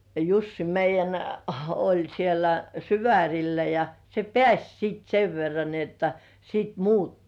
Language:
Finnish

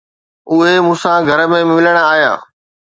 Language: Sindhi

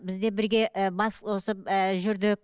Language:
Kazakh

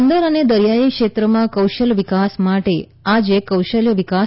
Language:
Gujarati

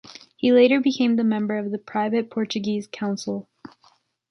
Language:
English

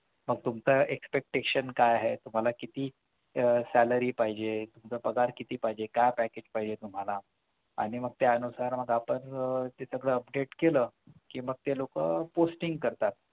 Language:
Marathi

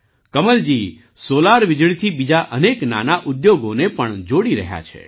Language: Gujarati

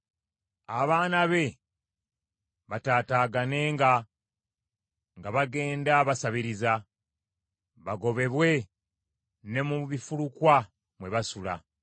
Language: Ganda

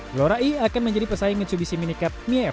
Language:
Indonesian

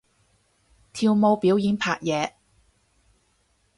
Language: Cantonese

